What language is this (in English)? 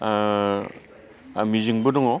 Bodo